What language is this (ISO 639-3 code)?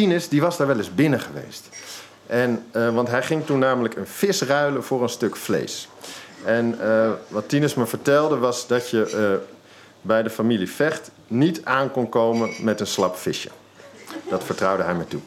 nld